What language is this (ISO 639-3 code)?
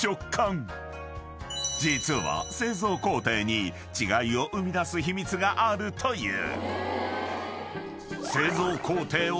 jpn